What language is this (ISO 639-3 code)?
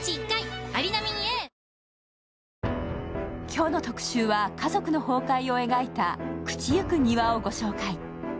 jpn